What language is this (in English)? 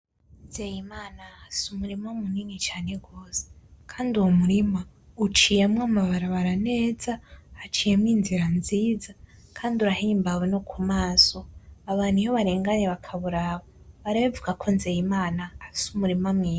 Rundi